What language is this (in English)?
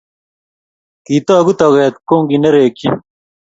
Kalenjin